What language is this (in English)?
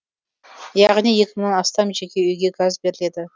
Kazakh